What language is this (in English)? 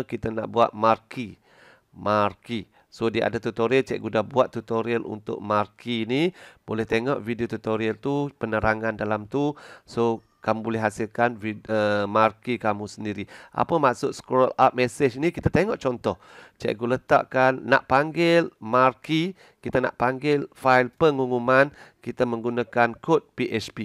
Malay